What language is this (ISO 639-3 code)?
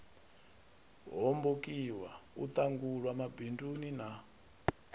ven